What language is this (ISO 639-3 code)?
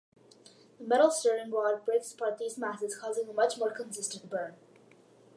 eng